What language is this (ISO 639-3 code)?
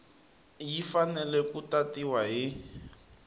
tso